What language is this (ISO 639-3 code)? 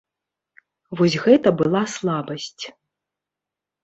bel